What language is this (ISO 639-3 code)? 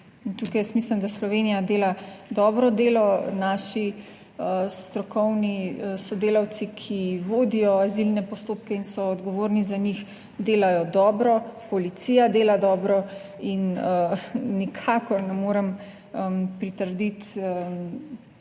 slv